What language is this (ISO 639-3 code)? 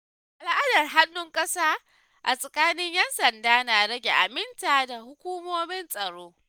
hau